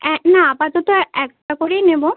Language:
Bangla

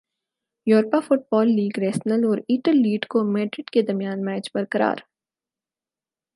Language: Urdu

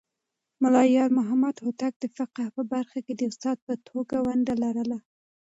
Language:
Pashto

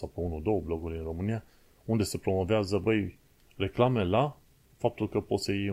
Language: Romanian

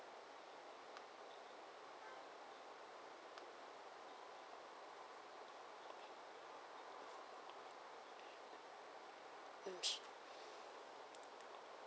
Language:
English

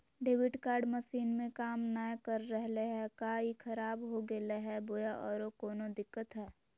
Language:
Magahi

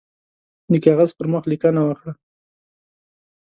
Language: Pashto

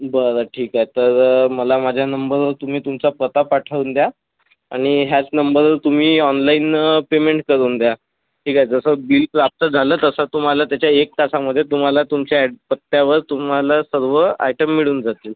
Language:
Marathi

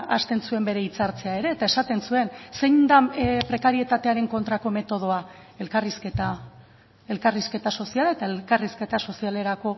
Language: Basque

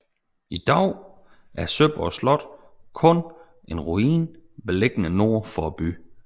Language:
Danish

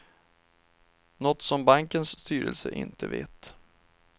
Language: Swedish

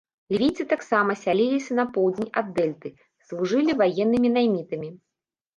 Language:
Belarusian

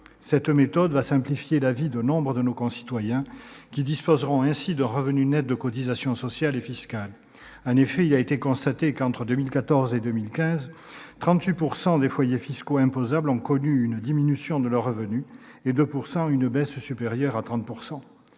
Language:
French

